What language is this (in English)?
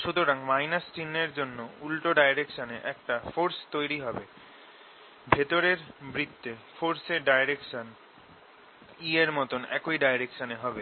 Bangla